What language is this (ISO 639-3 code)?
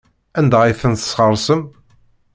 kab